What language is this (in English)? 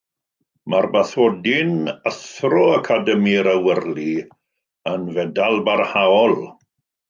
Welsh